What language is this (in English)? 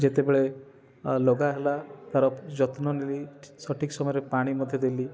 Odia